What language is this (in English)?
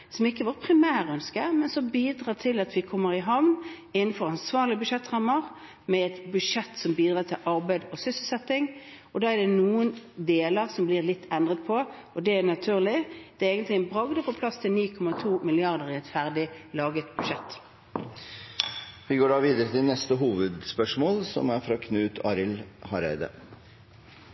Norwegian